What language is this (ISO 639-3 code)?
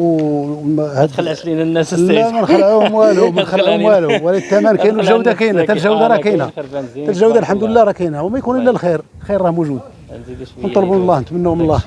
ara